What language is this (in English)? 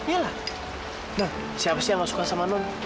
Indonesian